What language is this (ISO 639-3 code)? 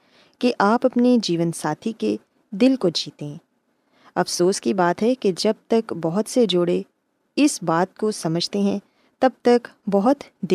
urd